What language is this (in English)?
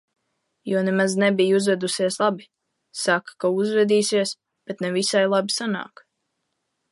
Latvian